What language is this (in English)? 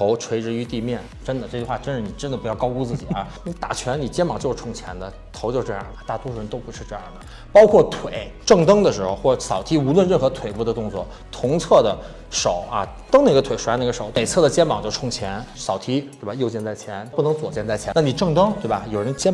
Chinese